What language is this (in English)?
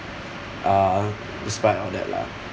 English